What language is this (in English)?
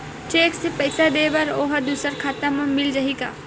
Chhattisgarhi